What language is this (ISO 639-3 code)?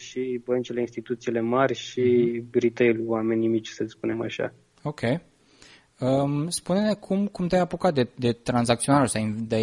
ron